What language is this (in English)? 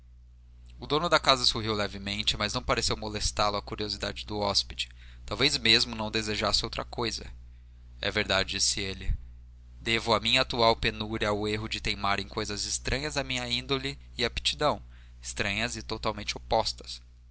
Portuguese